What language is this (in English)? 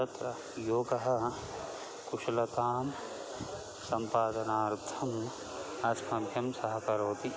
Sanskrit